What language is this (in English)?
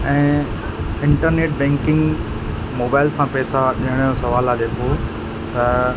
Sindhi